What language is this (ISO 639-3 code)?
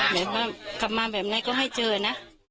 tha